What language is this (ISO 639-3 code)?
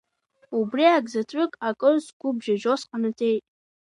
abk